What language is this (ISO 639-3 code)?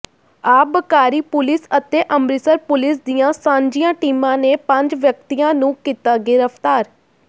pan